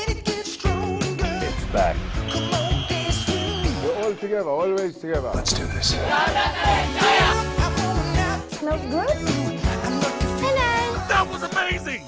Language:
Indonesian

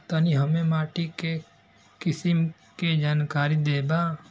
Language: Bhojpuri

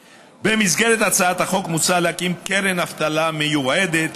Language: Hebrew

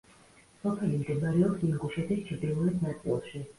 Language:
Georgian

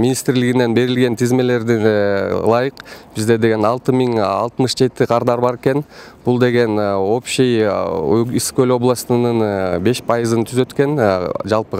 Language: Turkish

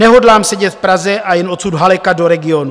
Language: Czech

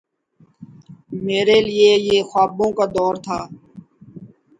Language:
Urdu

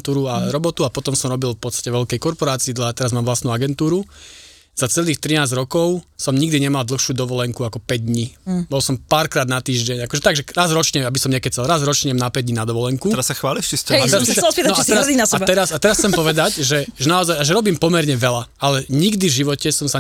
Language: Slovak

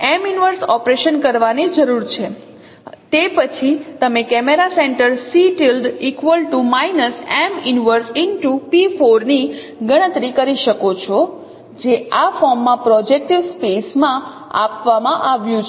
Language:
Gujarati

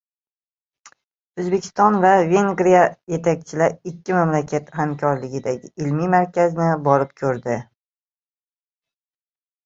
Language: Uzbek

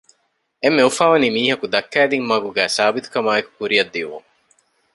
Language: Divehi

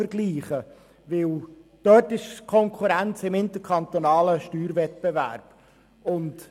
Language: Swiss German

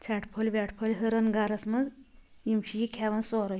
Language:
Kashmiri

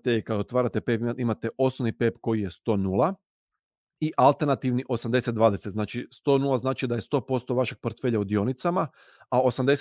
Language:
Croatian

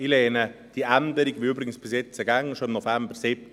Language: Swiss German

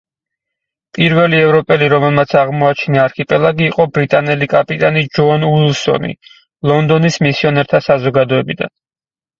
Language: Georgian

